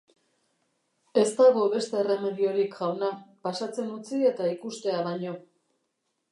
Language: Basque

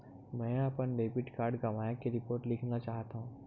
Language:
Chhattisgarhi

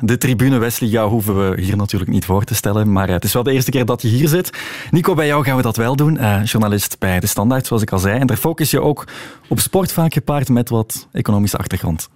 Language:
Dutch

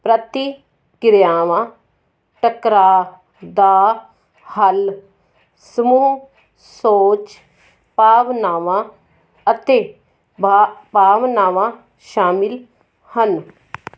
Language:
Punjabi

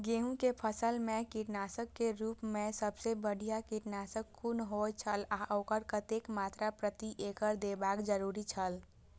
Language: Maithili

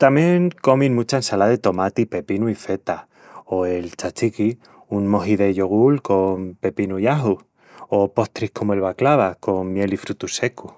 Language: Extremaduran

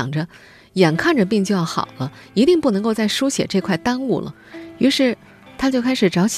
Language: Chinese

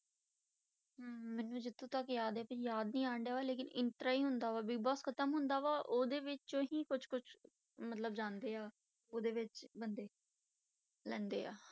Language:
Punjabi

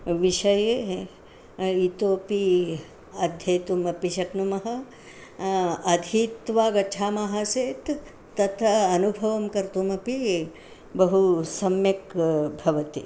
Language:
Sanskrit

